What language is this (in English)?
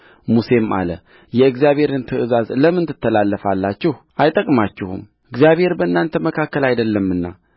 Amharic